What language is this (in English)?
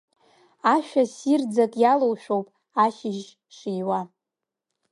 Abkhazian